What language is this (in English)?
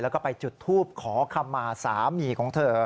Thai